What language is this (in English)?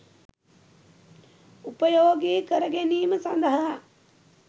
Sinhala